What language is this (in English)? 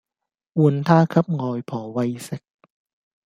Cantonese